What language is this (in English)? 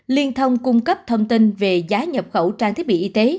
Vietnamese